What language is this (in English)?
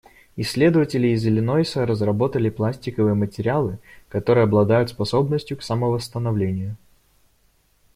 Russian